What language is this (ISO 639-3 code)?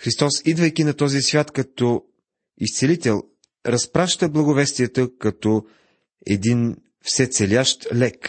bul